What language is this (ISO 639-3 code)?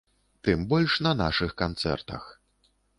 bel